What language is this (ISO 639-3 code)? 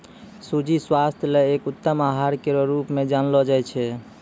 mai